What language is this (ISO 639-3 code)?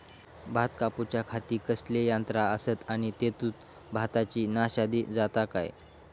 mar